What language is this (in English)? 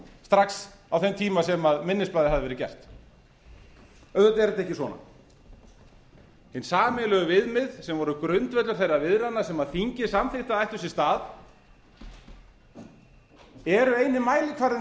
Icelandic